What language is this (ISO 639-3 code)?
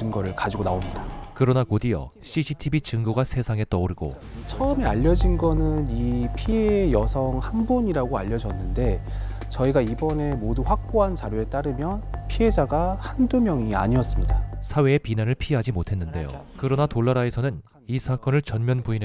kor